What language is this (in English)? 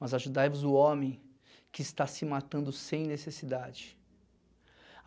Portuguese